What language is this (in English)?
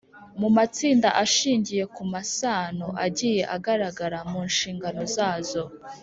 Kinyarwanda